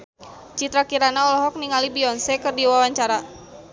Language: Sundanese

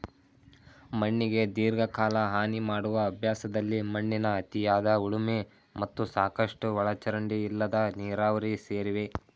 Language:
Kannada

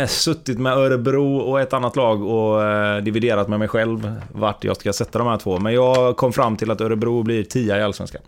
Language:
Swedish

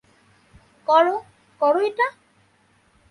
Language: Bangla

